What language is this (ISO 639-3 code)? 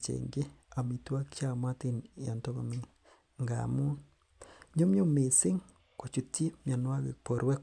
kln